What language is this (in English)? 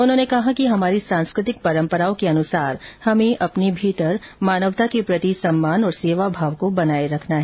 Hindi